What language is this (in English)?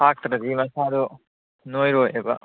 Manipuri